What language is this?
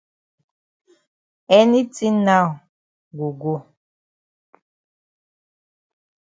Cameroon Pidgin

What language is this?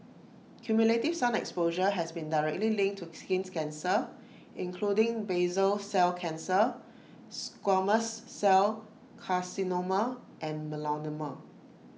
English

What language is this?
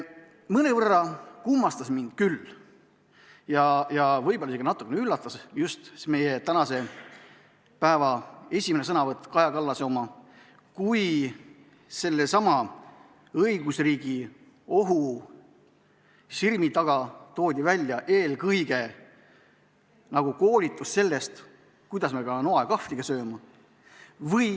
Estonian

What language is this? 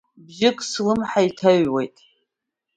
Abkhazian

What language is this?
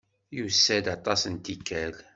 Kabyle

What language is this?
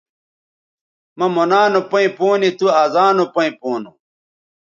Bateri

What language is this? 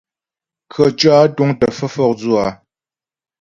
Ghomala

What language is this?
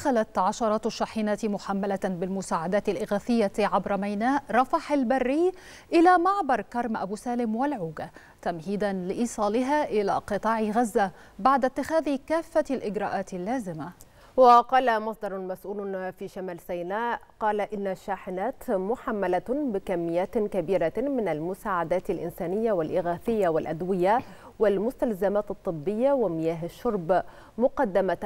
Arabic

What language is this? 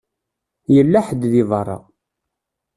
Kabyle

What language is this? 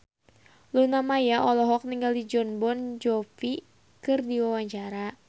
Sundanese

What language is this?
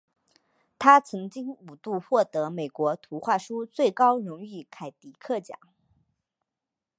Chinese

